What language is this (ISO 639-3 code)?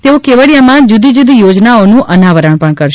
guj